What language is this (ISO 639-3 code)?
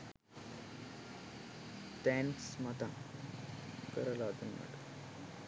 sin